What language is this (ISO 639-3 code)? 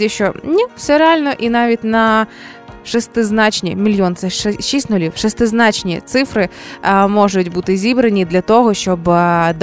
ukr